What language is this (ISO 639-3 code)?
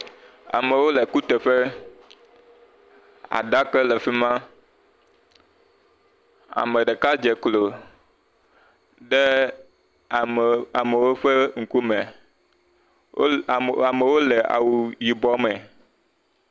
ewe